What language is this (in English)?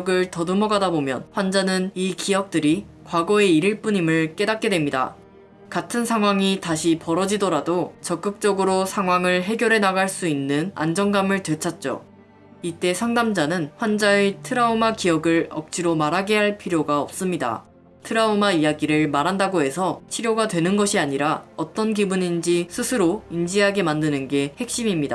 Korean